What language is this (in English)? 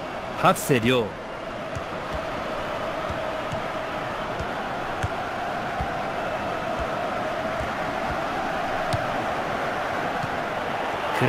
Japanese